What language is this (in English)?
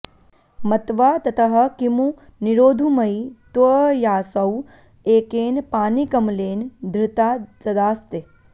Sanskrit